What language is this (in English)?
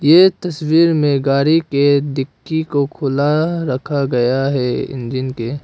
Hindi